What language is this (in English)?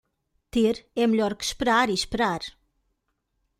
Portuguese